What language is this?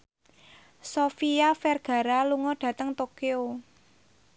Javanese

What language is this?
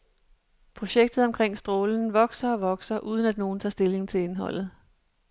Danish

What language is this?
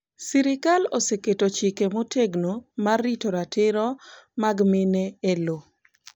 Luo (Kenya and Tanzania)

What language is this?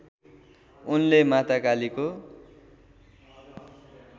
Nepali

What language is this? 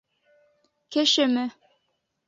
Bashkir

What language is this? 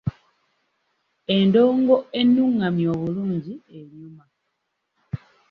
Ganda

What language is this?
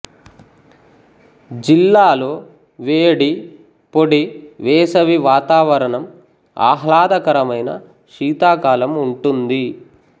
Telugu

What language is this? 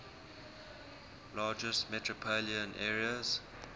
English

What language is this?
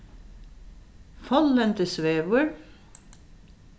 Faroese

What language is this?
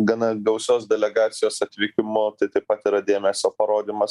Lithuanian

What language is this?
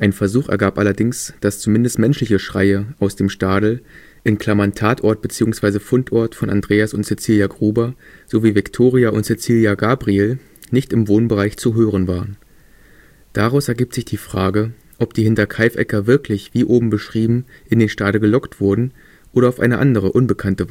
German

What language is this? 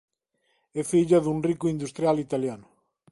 Galician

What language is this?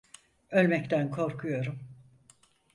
Turkish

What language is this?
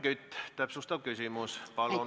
Estonian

